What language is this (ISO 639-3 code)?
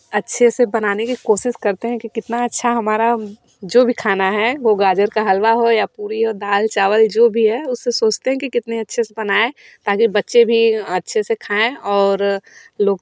hin